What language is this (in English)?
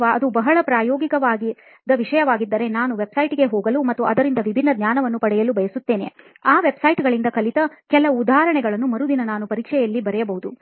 Kannada